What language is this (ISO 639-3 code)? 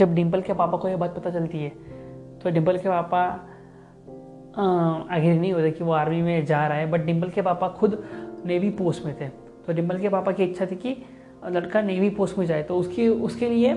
hin